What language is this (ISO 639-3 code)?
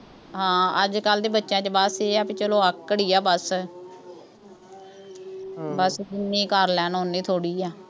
pan